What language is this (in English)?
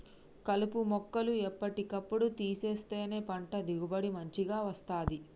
Telugu